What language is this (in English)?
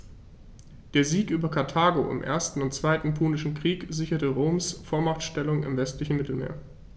German